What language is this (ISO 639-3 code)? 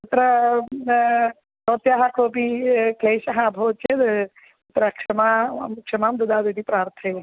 san